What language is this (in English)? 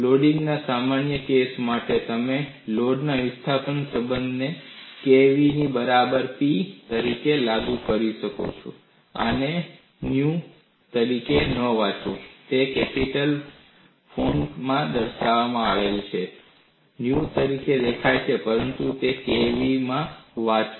Gujarati